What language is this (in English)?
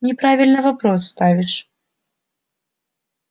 Russian